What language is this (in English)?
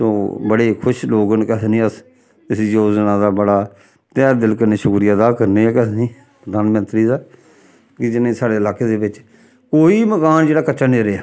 Dogri